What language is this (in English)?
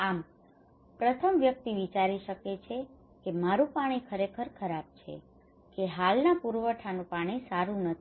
Gujarati